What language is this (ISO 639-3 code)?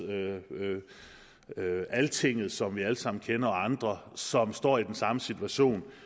dan